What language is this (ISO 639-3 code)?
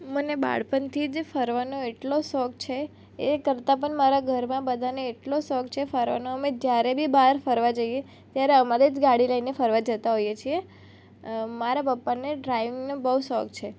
guj